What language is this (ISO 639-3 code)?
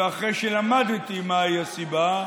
heb